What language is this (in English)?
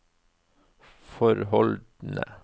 Norwegian